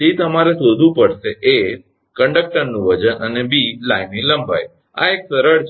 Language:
Gujarati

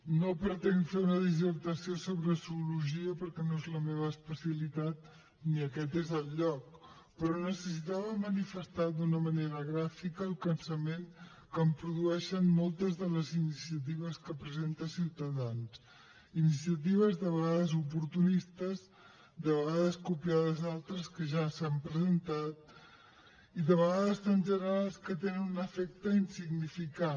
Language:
Catalan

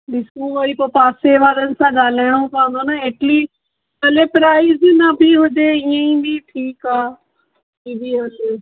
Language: Sindhi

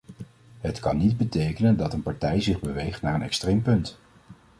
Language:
Dutch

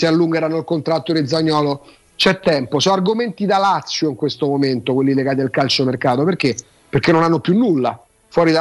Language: Italian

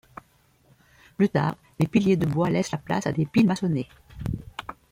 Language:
French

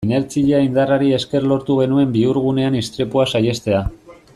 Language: Basque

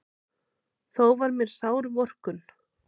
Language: Icelandic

